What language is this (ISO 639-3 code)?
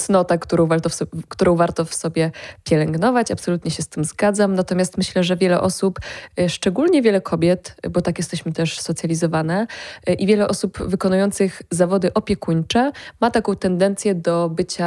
pol